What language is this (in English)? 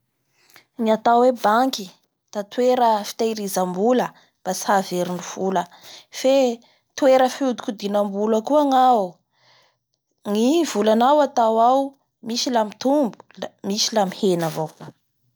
Bara Malagasy